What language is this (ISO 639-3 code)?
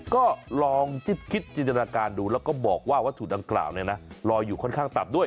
tha